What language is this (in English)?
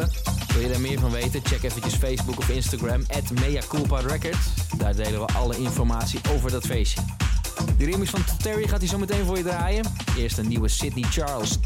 Dutch